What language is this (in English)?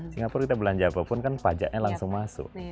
Indonesian